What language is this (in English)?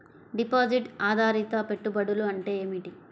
Telugu